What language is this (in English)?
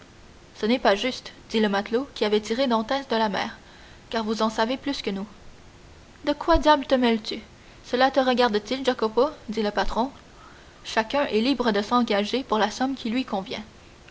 French